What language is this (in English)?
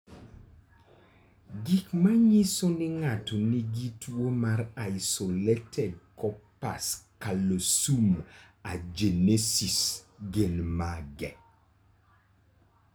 Luo (Kenya and Tanzania)